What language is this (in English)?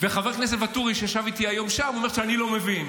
Hebrew